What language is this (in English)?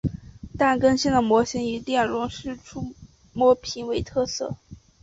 Chinese